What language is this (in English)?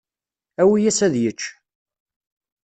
Kabyle